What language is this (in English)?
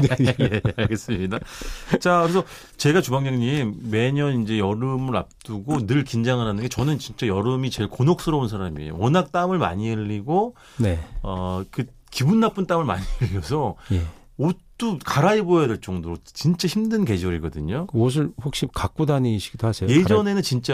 Korean